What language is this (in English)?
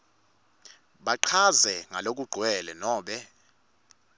Swati